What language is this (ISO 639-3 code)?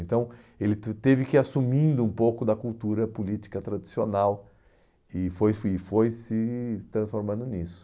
por